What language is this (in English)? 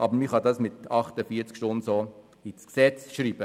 Swiss German